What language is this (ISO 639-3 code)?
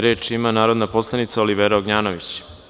srp